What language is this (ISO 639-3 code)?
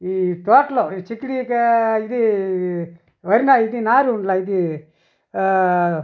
tel